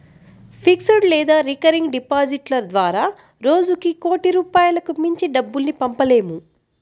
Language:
Telugu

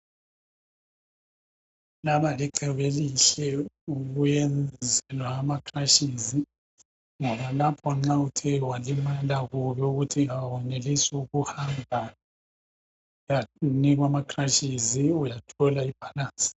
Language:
North Ndebele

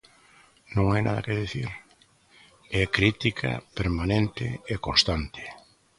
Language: Galician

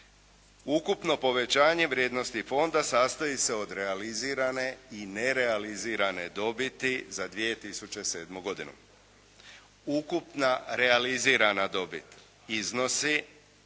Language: Croatian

